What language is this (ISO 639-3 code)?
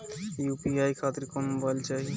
bho